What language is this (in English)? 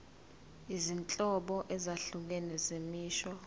Zulu